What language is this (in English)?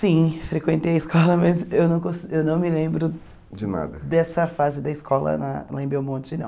Portuguese